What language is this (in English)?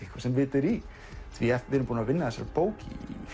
Icelandic